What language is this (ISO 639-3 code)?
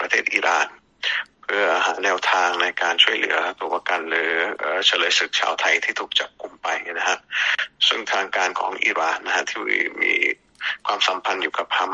tha